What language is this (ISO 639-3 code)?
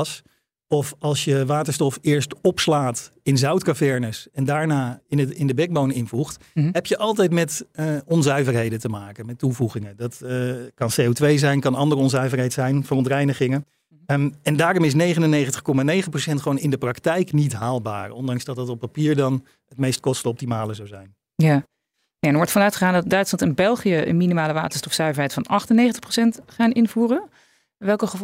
nld